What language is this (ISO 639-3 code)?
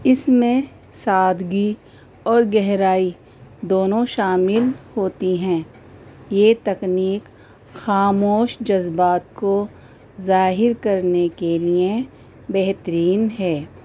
urd